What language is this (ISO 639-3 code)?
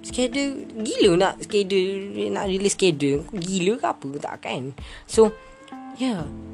msa